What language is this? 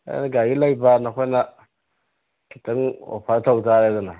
Manipuri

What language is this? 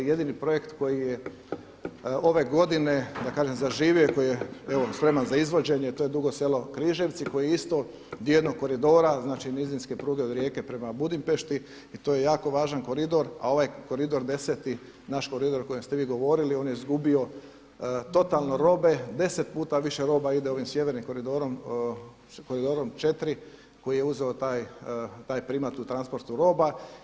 Croatian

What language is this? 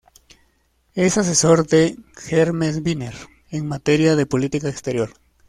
Spanish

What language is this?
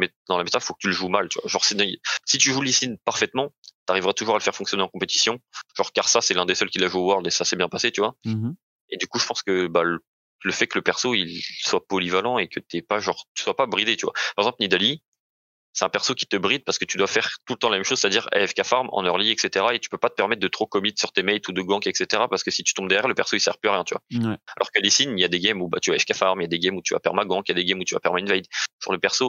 French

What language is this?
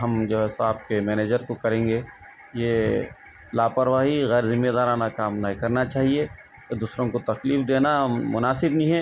Urdu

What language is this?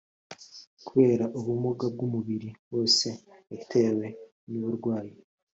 Kinyarwanda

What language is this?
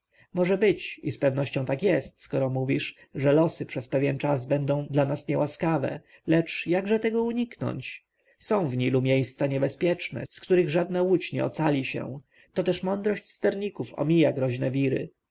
Polish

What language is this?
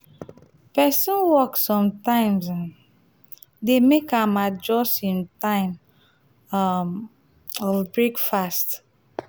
Nigerian Pidgin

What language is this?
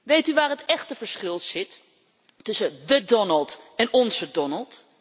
Dutch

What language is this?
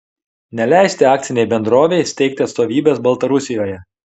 Lithuanian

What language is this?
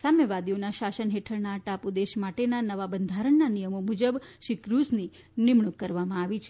Gujarati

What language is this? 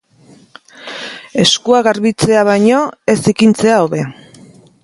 Basque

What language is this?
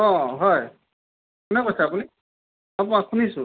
Assamese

